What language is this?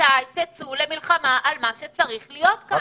Hebrew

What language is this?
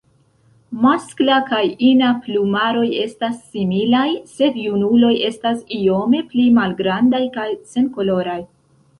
Esperanto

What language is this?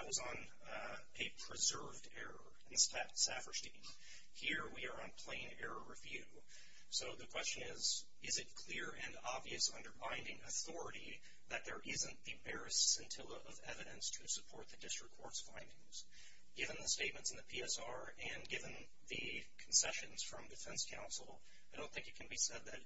English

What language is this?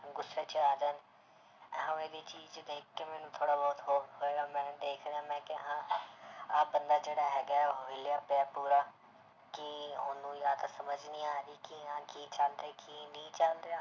Punjabi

